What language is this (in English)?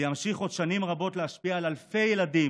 Hebrew